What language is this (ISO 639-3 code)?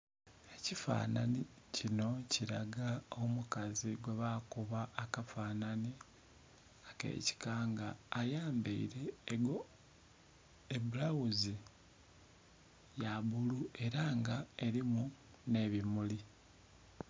xog